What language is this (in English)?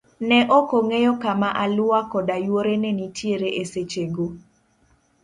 Luo (Kenya and Tanzania)